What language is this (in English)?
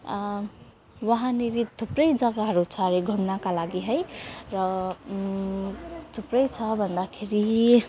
Nepali